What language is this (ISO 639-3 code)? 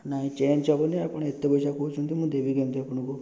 ori